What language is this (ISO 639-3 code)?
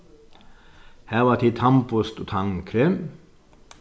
fao